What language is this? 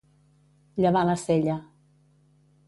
Catalan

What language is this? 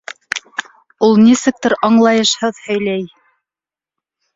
Bashkir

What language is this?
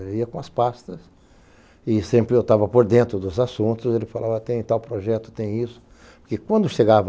Portuguese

